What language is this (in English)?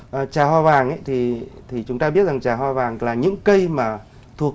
Vietnamese